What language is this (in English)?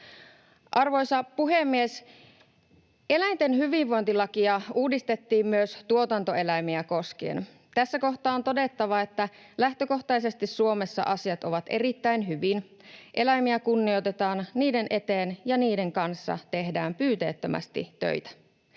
Finnish